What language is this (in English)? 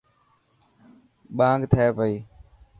Dhatki